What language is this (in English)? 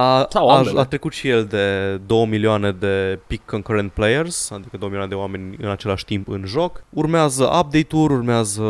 Romanian